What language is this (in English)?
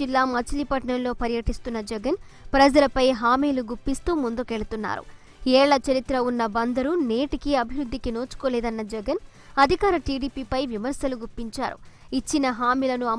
Telugu